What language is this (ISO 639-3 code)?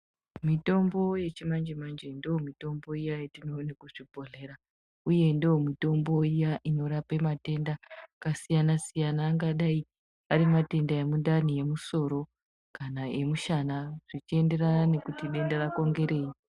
ndc